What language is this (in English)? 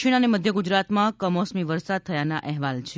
Gujarati